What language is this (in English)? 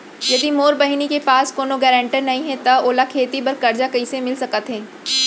Chhattisgarhi